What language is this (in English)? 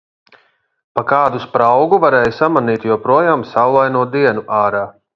Latvian